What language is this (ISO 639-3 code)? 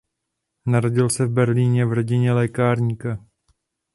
ces